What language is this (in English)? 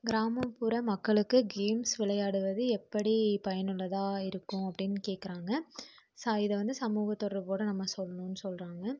Tamil